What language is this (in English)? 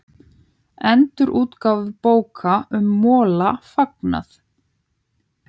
Icelandic